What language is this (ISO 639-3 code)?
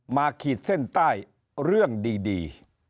tha